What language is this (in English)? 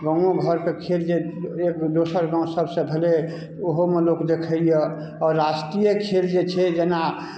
Maithili